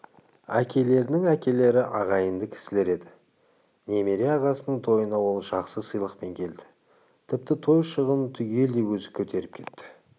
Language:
Kazakh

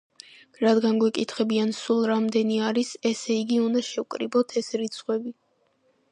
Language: Georgian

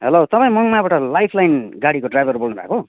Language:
Nepali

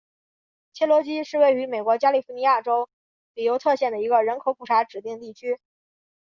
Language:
Chinese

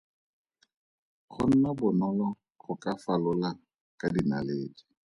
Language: Tswana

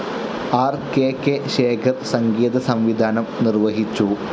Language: Malayalam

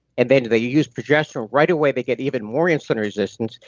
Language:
English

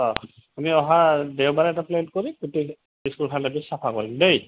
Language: Assamese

